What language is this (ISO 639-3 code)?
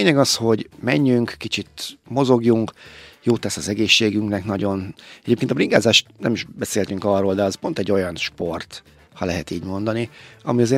hun